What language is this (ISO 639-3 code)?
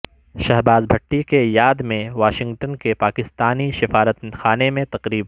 urd